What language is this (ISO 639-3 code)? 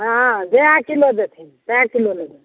mai